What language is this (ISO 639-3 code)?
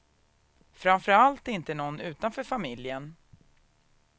swe